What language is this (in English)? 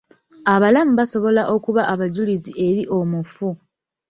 Ganda